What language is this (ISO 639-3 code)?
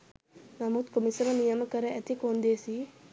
sin